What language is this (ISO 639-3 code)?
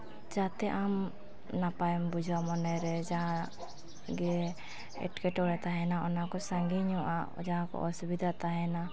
sat